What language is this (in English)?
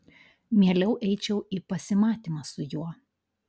Lithuanian